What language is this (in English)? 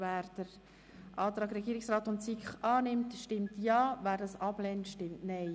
Swiss German